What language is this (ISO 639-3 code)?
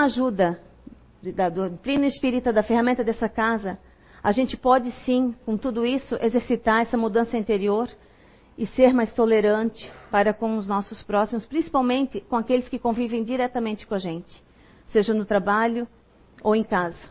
por